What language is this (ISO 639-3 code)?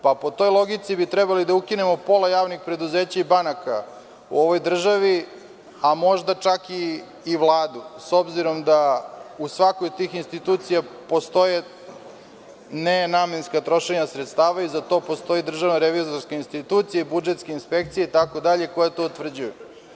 srp